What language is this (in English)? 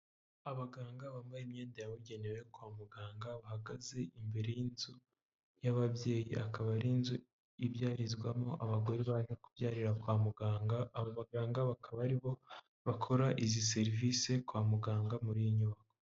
Kinyarwanda